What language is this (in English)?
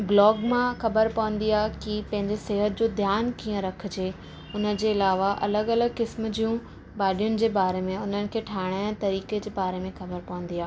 Sindhi